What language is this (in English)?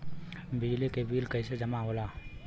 Bhojpuri